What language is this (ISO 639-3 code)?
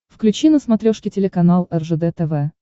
rus